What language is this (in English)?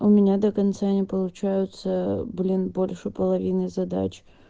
Russian